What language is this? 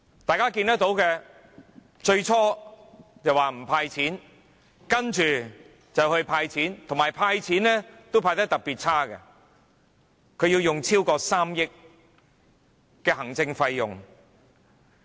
Cantonese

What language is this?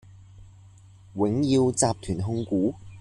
Cantonese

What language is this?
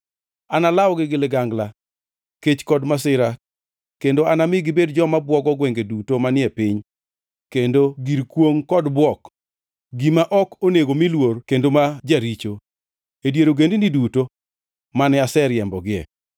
Luo (Kenya and Tanzania)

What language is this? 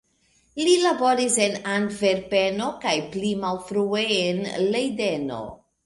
Esperanto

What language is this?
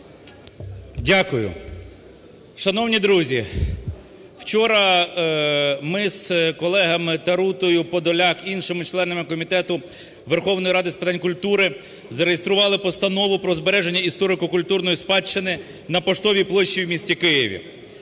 Ukrainian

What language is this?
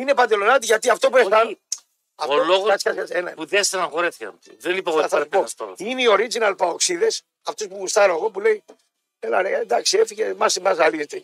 Greek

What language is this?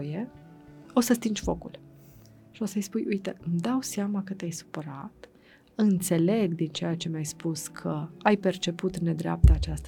Romanian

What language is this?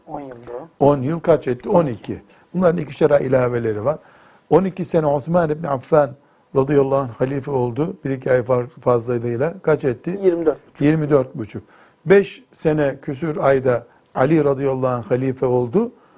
Turkish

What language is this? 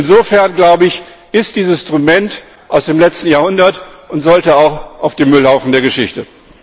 German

